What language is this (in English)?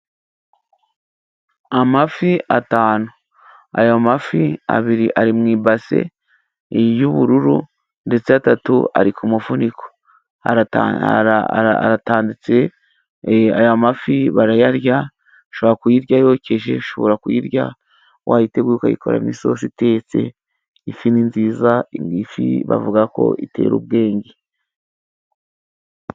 Kinyarwanda